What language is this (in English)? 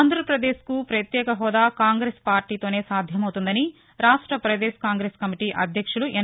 Telugu